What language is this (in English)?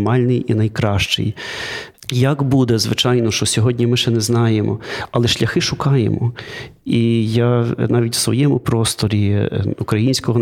Ukrainian